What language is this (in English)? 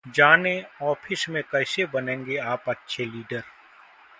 Hindi